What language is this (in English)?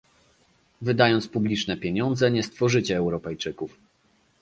Polish